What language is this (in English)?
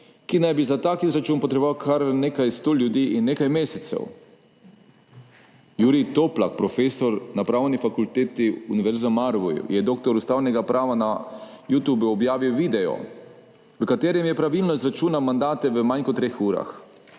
Slovenian